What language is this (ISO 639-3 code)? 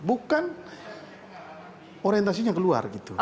ind